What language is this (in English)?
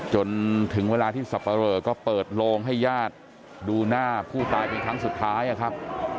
Thai